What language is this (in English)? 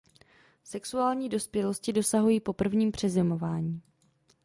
Czech